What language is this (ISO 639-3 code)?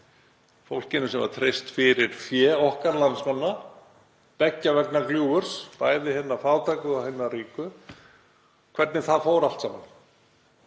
isl